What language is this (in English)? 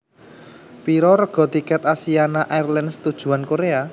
Javanese